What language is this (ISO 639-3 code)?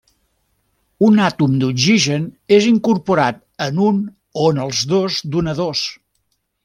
cat